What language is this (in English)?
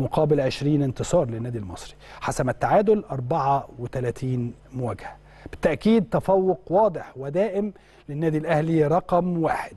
Arabic